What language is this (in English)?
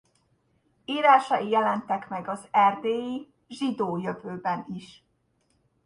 Hungarian